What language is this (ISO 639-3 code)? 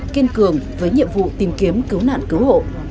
vie